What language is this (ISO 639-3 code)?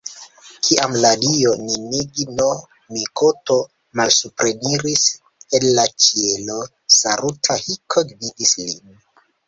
epo